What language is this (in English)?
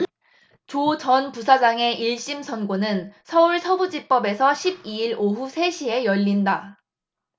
Korean